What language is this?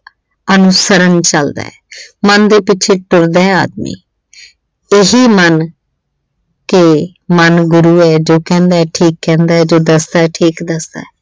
Punjabi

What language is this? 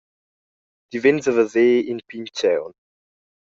Romansh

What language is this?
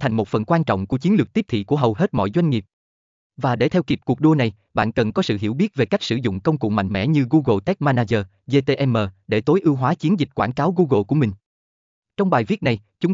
Vietnamese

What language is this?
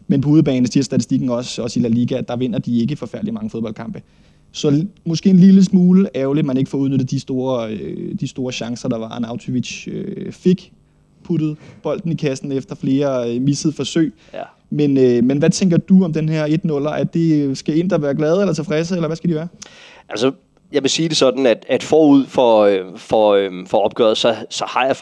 Danish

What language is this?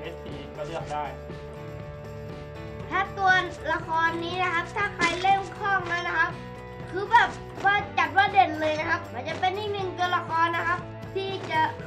Thai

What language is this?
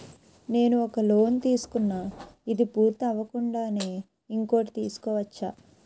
Telugu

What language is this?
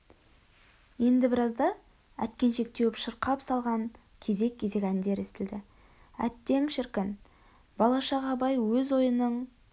Kazakh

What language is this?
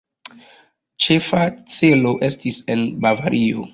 Esperanto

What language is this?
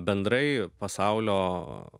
Lithuanian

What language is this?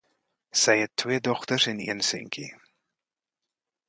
Afrikaans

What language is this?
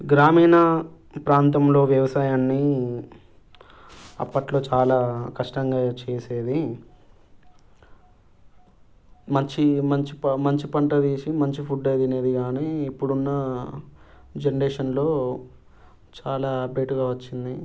Telugu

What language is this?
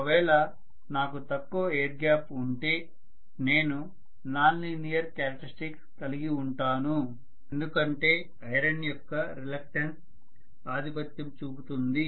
Telugu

